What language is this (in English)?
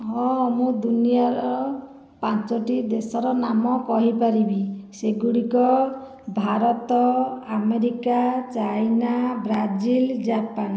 Odia